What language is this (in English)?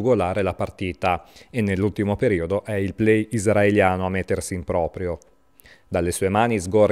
Italian